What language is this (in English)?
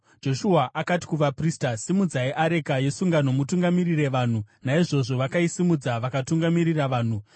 Shona